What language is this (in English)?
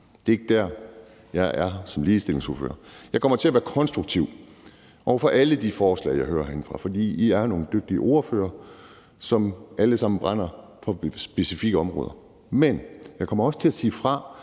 Danish